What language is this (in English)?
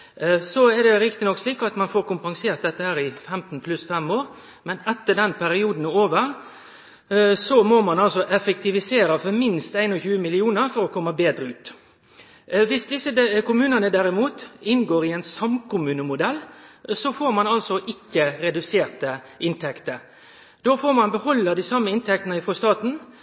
Norwegian Nynorsk